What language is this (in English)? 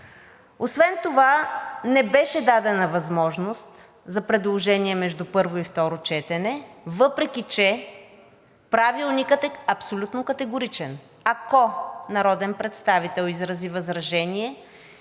Bulgarian